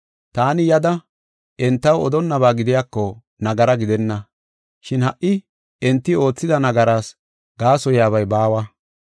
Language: Gofa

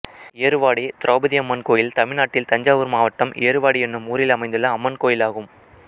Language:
Tamil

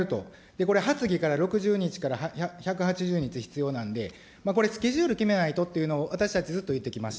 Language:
Japanese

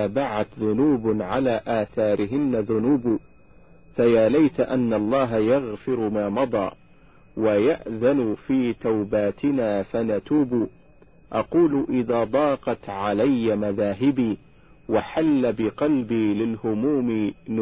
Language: Arabic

